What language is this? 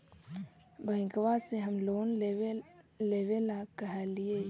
Magahi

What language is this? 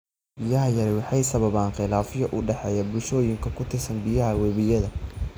Somali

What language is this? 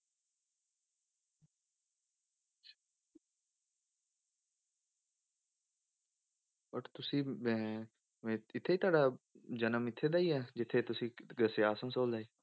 Punjabi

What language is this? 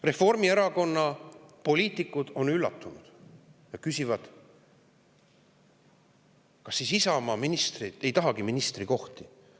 Estonian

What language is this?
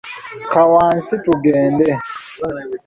Ganda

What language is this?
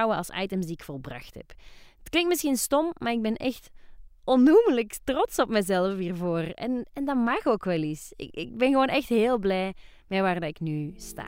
Dutch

